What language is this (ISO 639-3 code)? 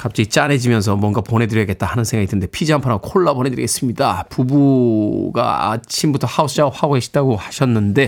kor